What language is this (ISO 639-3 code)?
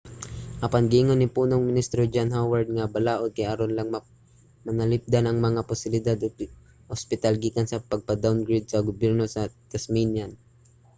ceb